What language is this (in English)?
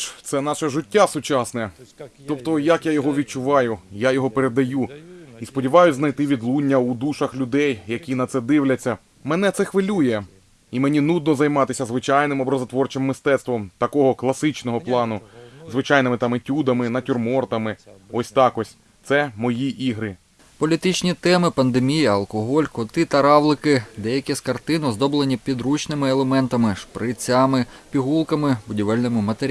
Ukrainian